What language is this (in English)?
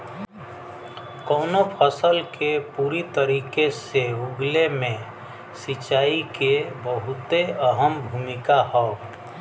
Bhojpuri